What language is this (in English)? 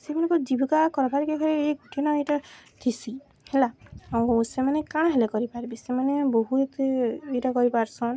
Odia